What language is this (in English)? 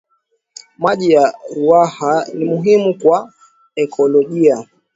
Swahili